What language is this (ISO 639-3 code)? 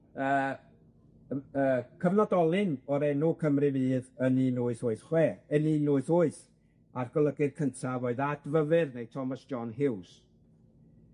cym